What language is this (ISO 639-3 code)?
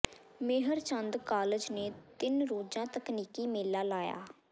pan